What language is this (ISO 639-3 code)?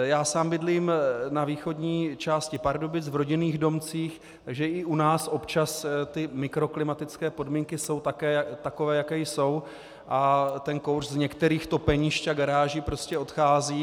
ces